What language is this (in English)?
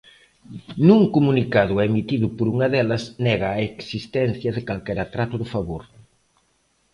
Galician